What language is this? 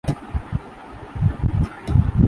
Urdu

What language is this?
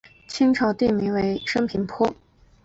Chinese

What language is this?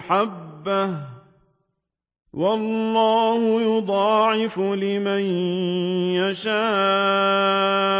Arabic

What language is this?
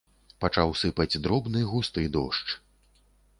Belarusian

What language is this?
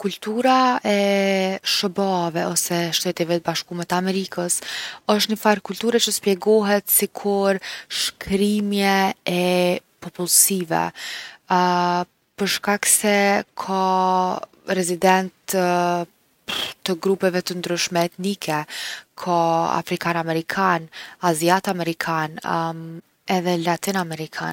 Gheg Albanian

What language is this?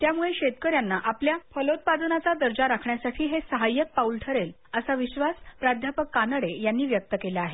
Marathi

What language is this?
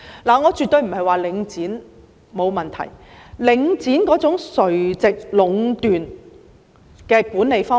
Cantonese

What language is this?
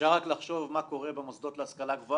Hebrew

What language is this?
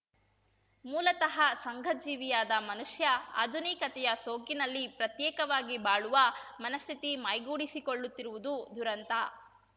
Kannada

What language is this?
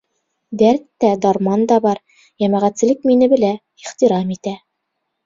Bashkir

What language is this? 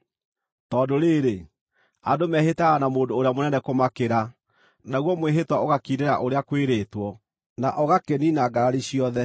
Kikuyu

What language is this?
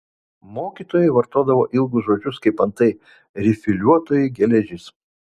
Lithuanian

